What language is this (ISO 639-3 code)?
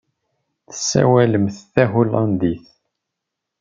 kab